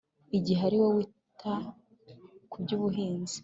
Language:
Kinyarwanda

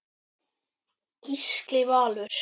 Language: Icelandic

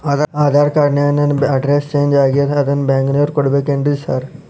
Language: Kannada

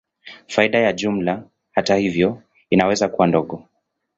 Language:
Swahili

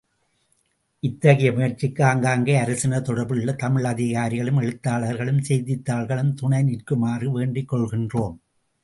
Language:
Tamil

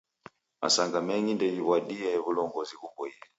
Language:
Taita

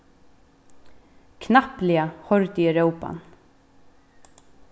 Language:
Faroese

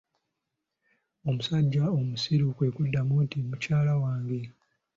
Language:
Ganda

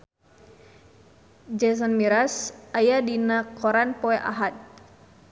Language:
Sundanese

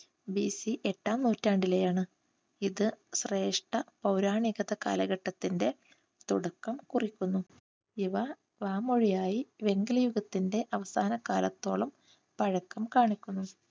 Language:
Malayalam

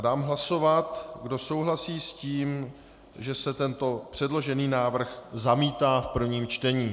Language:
Czech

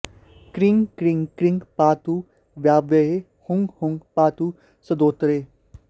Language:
Sanskrit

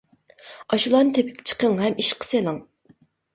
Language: Uyghur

